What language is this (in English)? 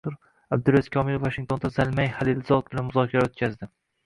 Uzbek